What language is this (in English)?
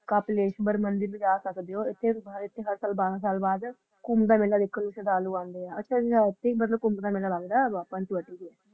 Punjabi